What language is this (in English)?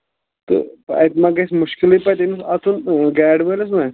Kashmiri